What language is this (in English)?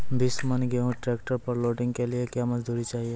Maithili